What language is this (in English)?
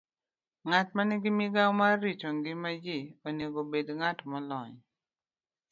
Luo (Kenya and Tanzania)